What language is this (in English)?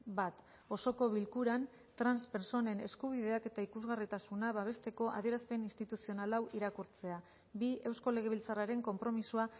Basque